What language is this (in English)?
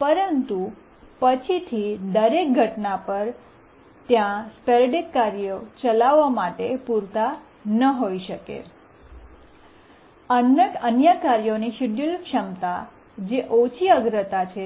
Gujarati